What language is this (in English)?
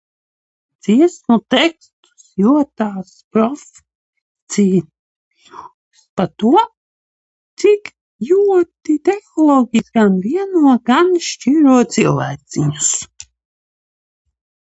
Latvian